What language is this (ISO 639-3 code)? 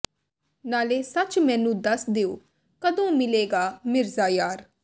pan